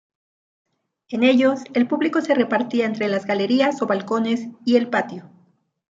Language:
Spanish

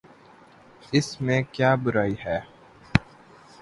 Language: Urdu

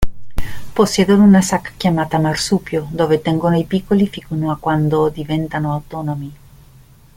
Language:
Italian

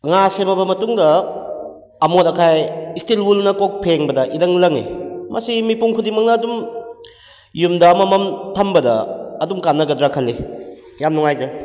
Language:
Manipuri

